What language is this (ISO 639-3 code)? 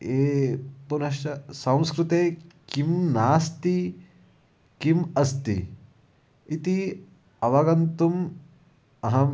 san